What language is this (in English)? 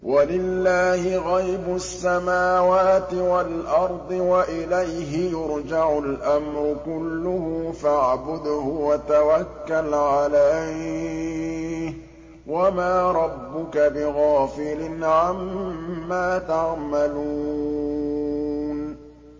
Arabic